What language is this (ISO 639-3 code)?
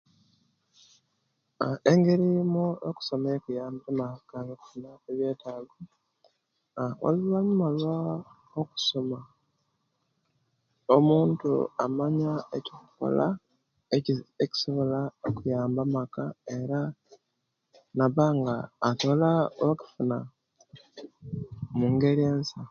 lke